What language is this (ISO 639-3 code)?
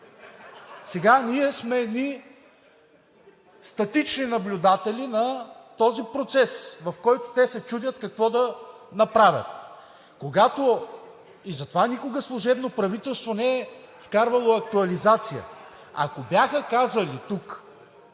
bul